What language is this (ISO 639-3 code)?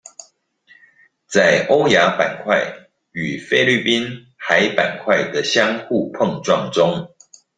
zho